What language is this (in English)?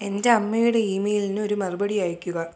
Malayalam